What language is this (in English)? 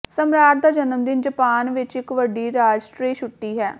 Punjabi